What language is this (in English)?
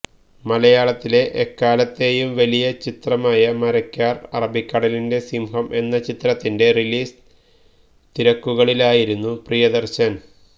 Malayalam